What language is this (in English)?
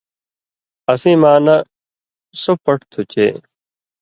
Indus Kohistani